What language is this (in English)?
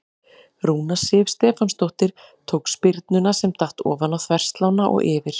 Icelandic